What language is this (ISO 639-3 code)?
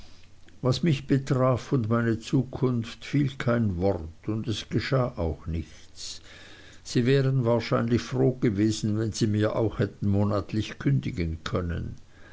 deu